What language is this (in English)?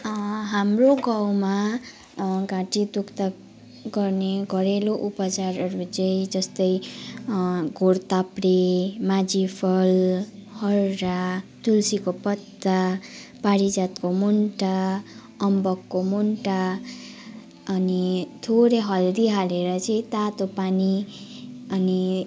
Nepali